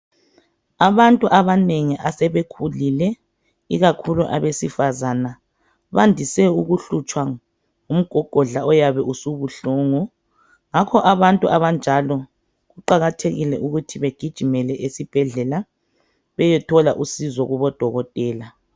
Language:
North Ndebele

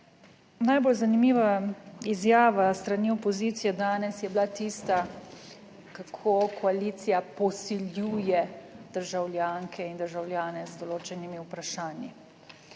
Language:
Slovenian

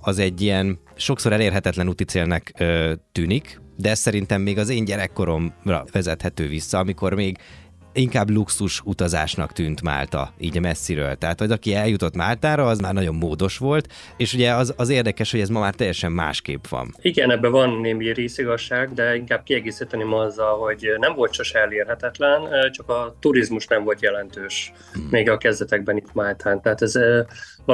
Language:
Hungarian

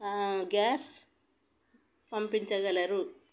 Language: Telugu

